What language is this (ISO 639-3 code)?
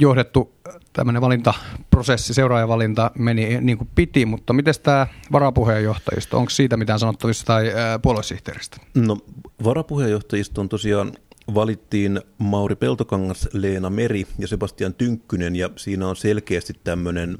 fin